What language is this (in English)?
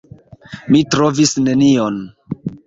Esperanto